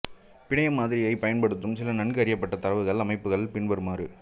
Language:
Tamil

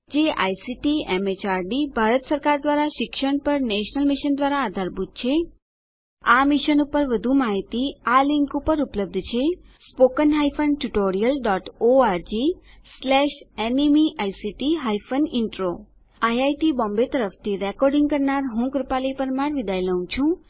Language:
Gujarati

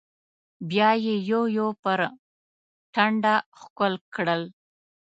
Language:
Pashto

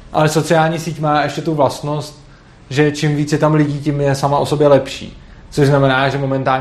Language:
Czech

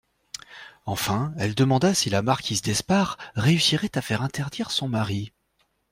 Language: French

